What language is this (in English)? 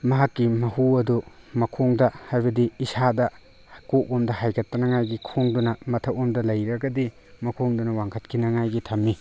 Manipuri